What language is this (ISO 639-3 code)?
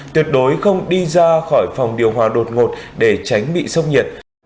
vie